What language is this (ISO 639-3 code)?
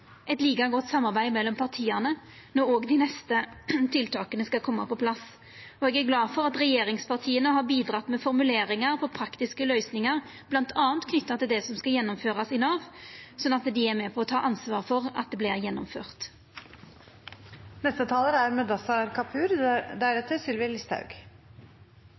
nor